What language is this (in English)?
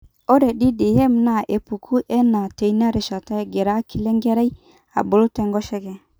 Masai